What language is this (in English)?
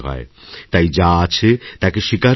Bangla